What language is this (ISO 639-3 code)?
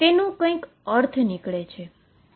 guj